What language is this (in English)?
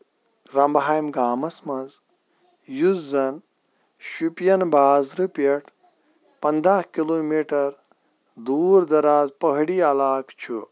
Kashmiri